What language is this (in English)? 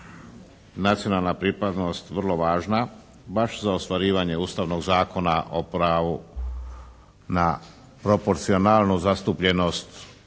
Croatian